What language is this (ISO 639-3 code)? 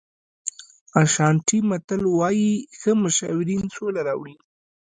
pus